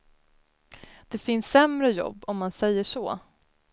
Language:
Swedish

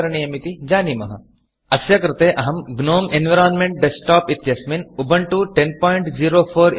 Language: Sanskrit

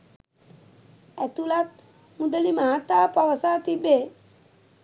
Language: Sinhala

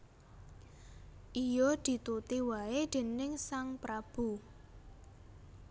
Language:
Javanese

